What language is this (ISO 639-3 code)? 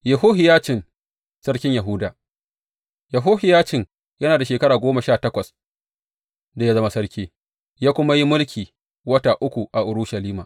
hau